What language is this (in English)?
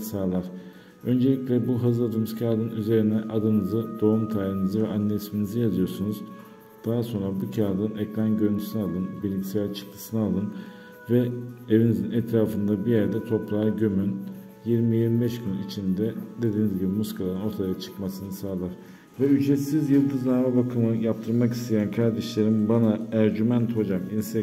Turkish